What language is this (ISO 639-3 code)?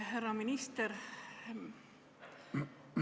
est